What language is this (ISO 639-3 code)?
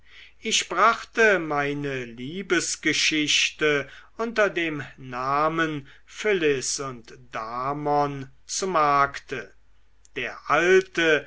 deu